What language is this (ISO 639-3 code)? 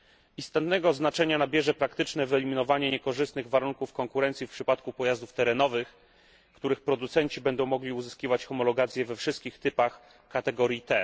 pol